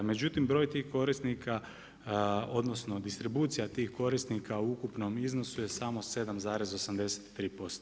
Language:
Croatian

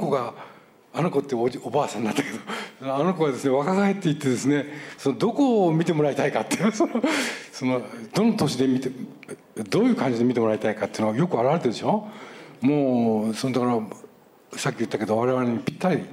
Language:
Japanese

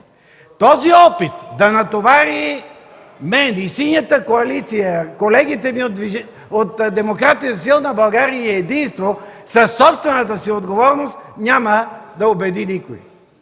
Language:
Bulgarian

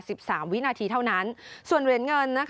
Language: Thai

